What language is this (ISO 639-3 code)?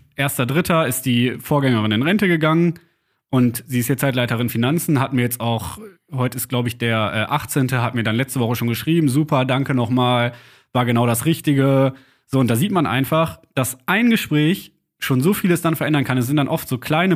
deu